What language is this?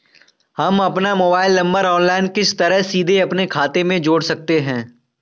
Hindi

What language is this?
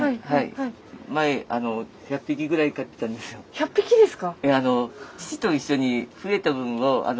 Japanese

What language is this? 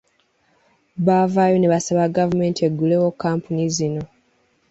Ganda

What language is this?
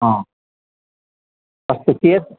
Sanskrit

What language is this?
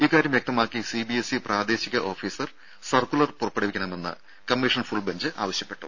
Malayalam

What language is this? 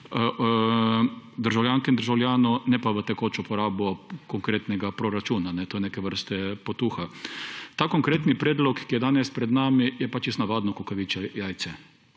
Slovenian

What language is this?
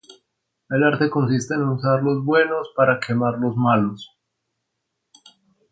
Spanish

